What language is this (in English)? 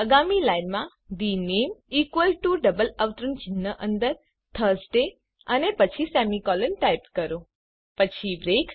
Gujarati